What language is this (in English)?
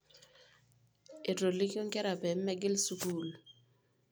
Masai